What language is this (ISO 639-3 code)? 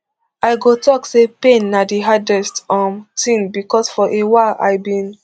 pcm